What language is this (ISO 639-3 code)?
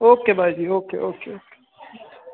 pan